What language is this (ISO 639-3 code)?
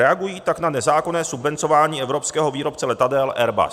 ces